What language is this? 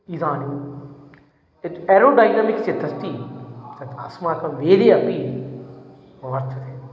Sanskrit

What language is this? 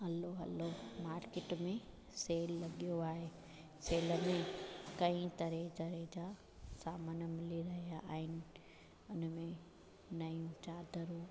Sindhi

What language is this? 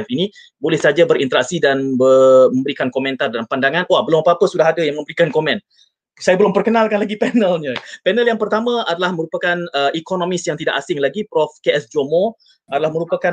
Malay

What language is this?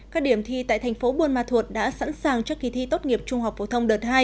Vietnamese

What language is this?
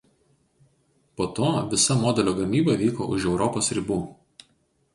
Lithuanian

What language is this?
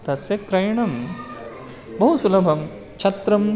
Sanskrit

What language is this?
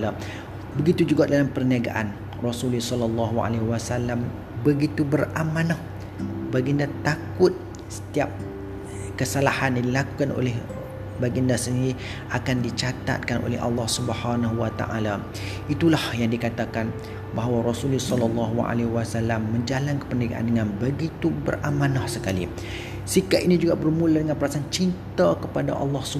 Malay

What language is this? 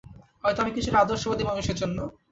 Bangla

